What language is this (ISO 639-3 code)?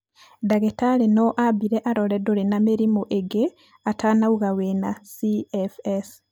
kik